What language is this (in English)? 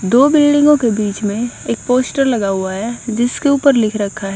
Hindi